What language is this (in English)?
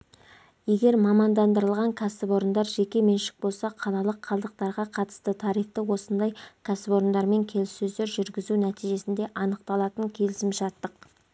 Kazakh